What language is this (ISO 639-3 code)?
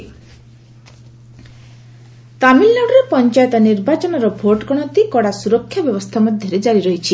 ori